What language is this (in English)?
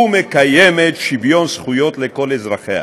Hebrew